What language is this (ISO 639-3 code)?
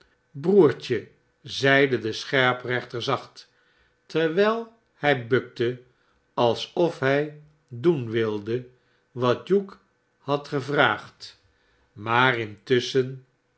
nld